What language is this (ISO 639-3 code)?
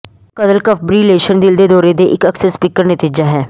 pan